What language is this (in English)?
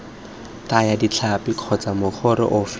Tswana